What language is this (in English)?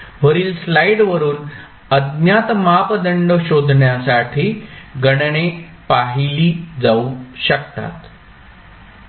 Marathi